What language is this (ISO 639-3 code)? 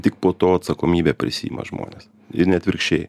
lit